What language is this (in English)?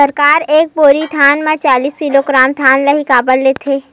Chhattisgarhi